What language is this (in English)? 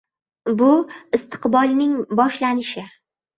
Uzbek